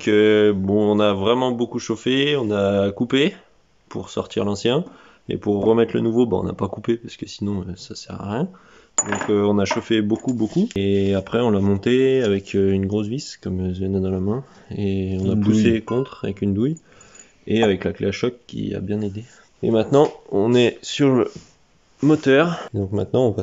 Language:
French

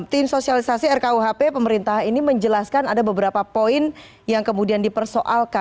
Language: Indonesian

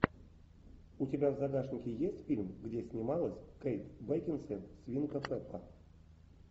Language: Russian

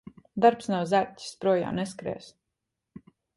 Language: Latvian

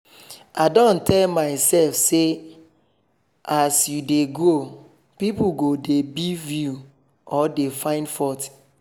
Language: Nigerian Pidgin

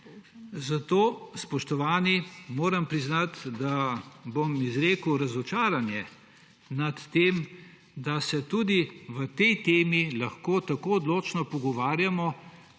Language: Slovenian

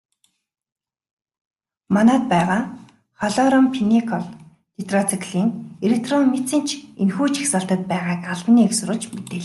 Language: Mongolian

